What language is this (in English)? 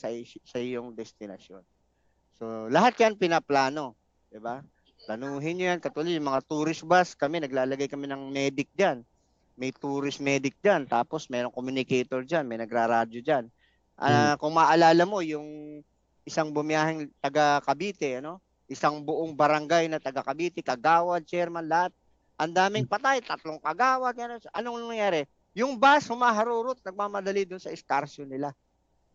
Filipino